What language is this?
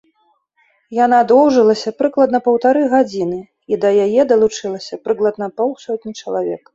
Belarusian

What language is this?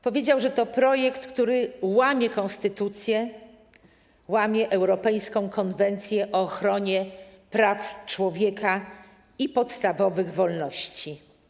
Polish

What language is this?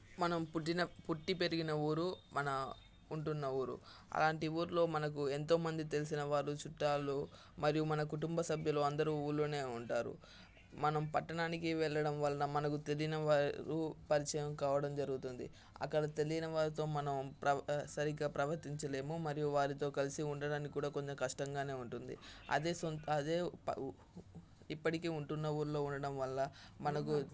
Telugu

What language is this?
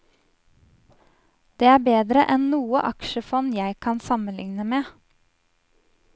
Norwegian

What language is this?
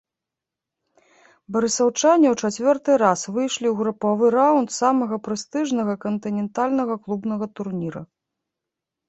Belarusian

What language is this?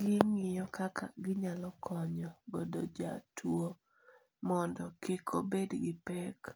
Luo (Kenya and Tanzania)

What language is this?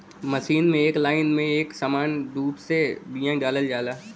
Bhojpuri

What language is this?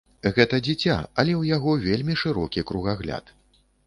Belarusian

